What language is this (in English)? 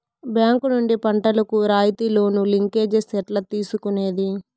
Telugu